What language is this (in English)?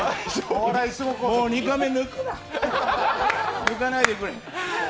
Japanese